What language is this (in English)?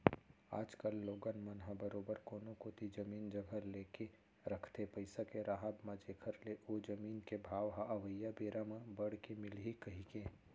Chhattisgarhi